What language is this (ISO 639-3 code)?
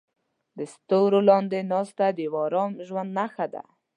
pus